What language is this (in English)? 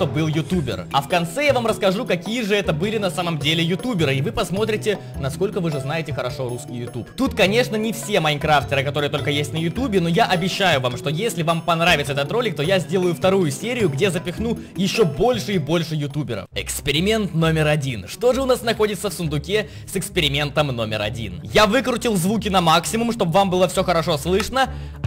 Russian